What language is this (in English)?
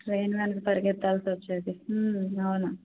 Telugu